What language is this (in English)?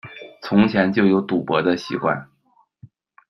Chinese